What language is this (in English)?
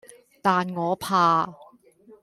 Cantonese